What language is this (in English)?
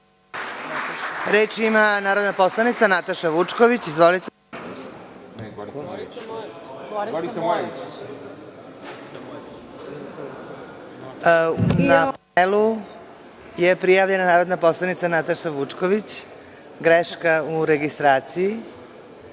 Serbian